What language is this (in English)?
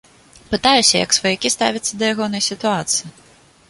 Belarusian